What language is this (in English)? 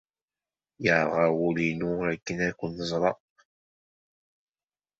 Kabyle